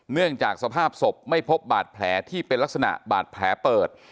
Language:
Thai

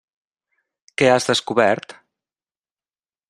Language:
Catalan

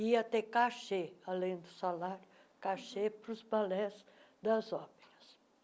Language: Portuguese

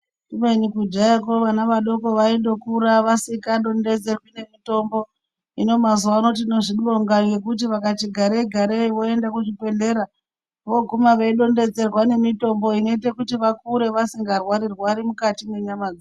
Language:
Ndau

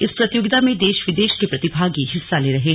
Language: Hindi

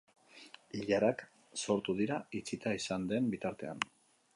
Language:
Basque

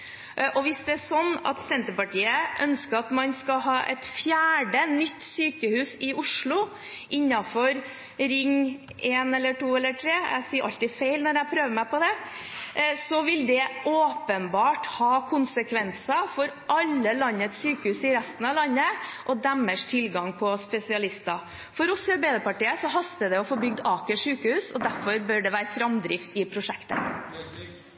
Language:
Norwegian Bokmål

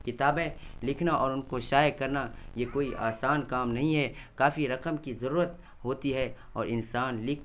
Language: Urdu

